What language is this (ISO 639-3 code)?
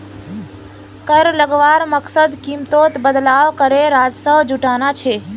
mag